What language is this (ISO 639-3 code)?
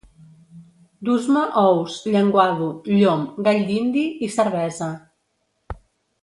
cat